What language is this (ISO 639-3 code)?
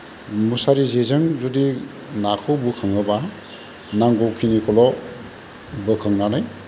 brx